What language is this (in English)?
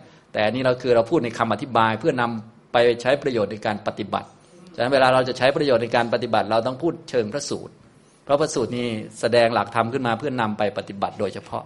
Thai